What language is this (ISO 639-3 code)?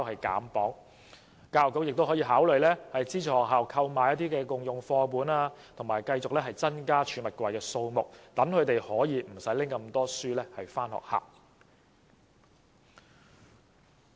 yue